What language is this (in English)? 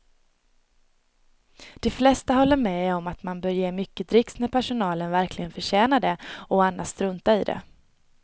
Swedish